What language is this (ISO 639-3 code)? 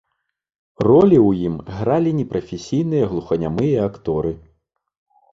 bel